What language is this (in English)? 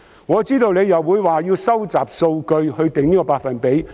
Cantonese